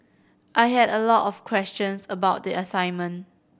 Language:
English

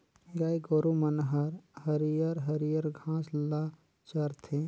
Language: Chhattisgarhi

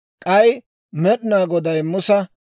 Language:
Dawro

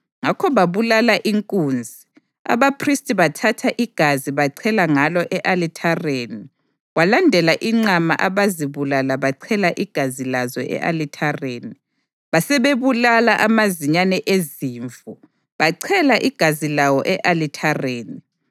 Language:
North Ndebele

